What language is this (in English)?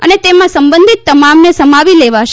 Gujarati